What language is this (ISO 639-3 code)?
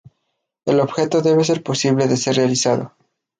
spa